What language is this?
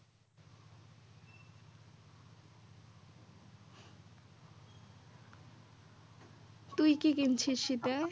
Bangla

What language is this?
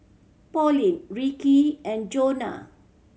English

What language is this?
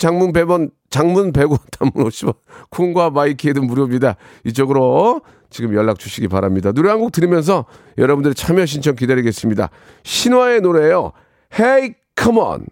Korean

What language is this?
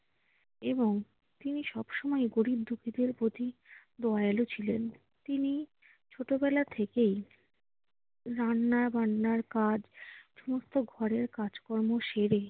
Bangla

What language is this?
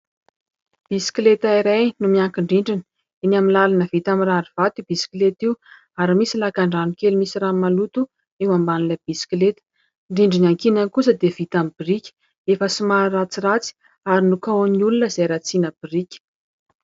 Malagasy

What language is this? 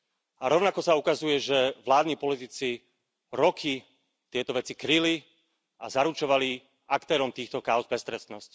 Slovak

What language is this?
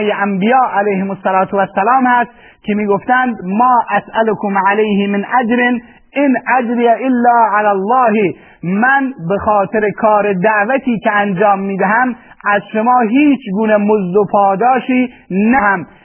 Persian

